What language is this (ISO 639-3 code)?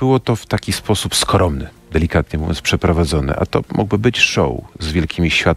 pol